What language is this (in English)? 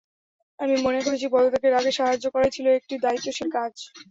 Bangla